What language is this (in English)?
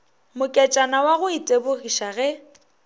Northern Sotho